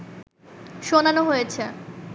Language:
Bangla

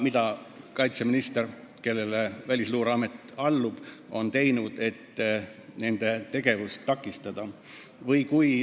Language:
Estonian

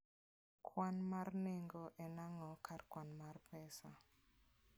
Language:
Luo (Kenya and Tanzania)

